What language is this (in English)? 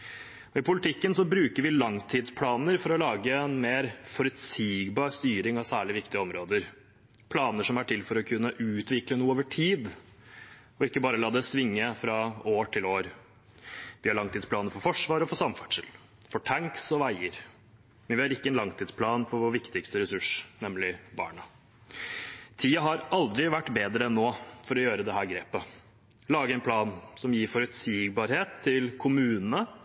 Norwegian Bokmål